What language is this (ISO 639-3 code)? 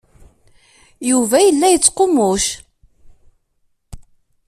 kab